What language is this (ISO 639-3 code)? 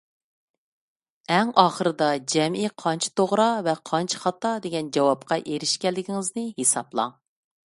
uig